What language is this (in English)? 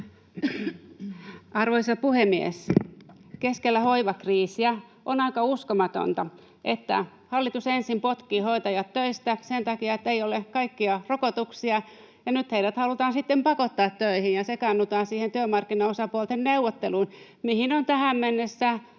Finnish